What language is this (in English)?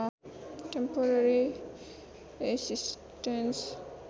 Nepali